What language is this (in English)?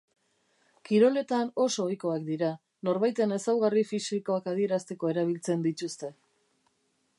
Basque